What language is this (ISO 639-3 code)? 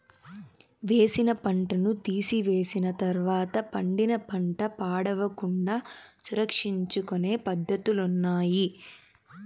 tel